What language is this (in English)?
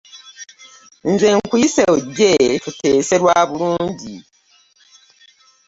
Ganda